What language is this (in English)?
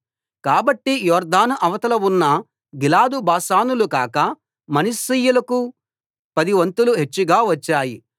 Telugu